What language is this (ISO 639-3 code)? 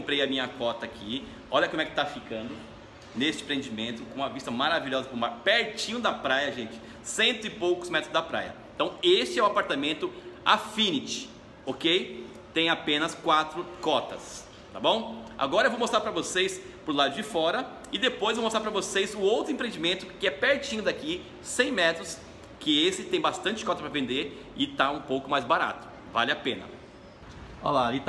por